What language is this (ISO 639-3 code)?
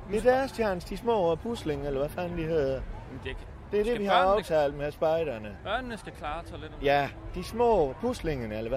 dan